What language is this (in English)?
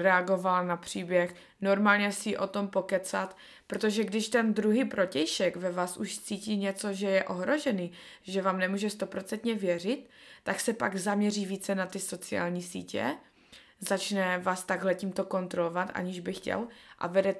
Czech